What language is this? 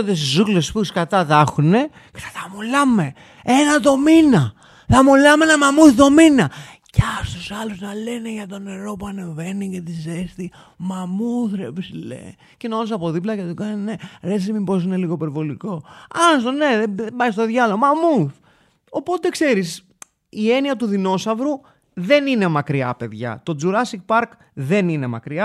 Greek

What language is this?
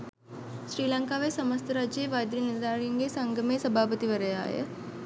Sinhala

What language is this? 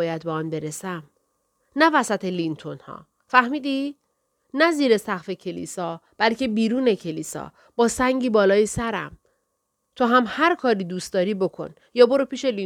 Persian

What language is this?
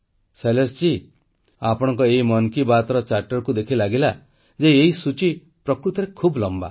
Odia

